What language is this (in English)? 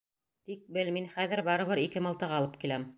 Bashkir